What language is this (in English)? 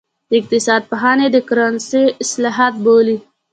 Pashto